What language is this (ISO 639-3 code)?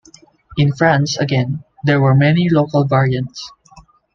eng